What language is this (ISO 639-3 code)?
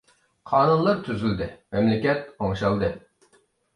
uig